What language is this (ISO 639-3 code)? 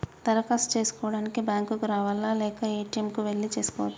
tel